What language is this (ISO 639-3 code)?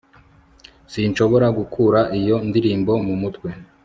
kin